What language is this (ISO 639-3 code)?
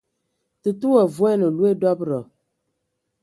ewo